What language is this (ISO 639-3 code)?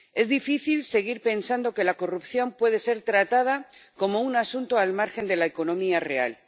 spa